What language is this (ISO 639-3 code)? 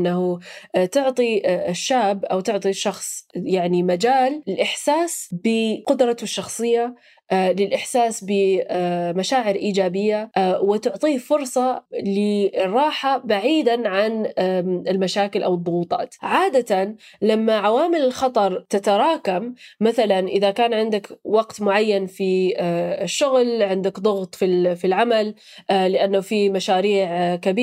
ara